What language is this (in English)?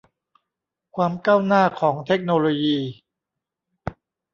Thai